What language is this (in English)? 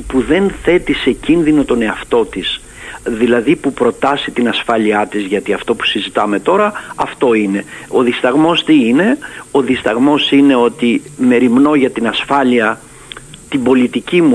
Greek